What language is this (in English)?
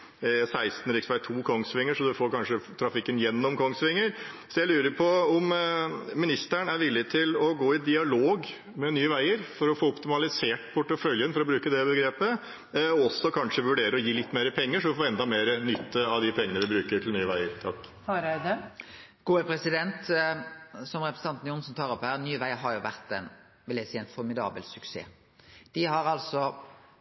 Norwegian